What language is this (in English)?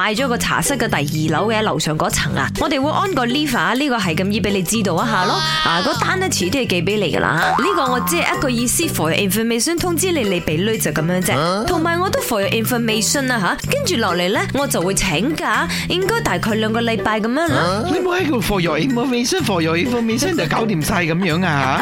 Chinese